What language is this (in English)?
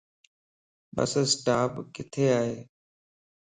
Lasi